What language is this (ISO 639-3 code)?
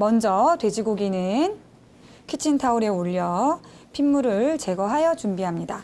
kor